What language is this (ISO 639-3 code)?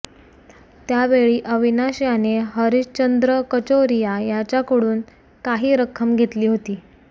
mar